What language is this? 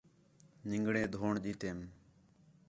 Khetrani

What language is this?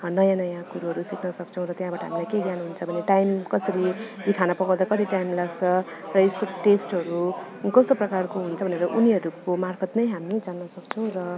Nepali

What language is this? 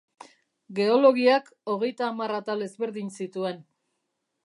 Basque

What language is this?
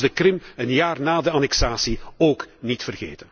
Dutch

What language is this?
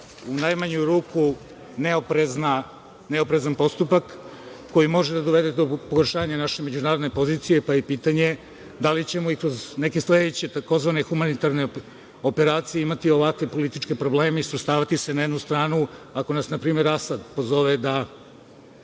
Serbian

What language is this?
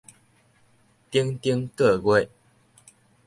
Min Nan Chinese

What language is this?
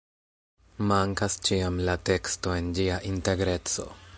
Esperanto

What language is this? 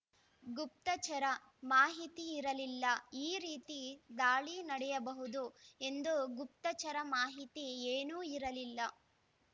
Kannada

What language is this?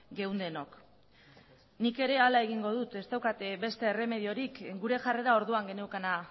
Basque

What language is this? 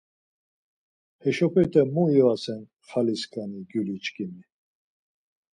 Laz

